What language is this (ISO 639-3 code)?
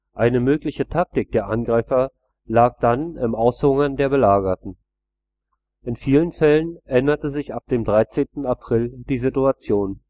deu